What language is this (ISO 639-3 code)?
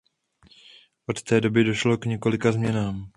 ces